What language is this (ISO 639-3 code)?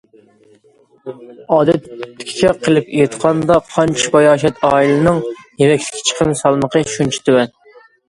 uig